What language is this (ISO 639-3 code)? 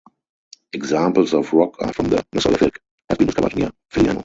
eng